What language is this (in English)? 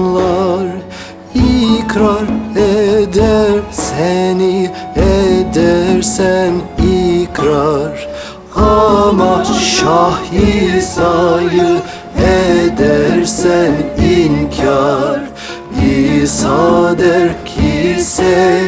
Turkish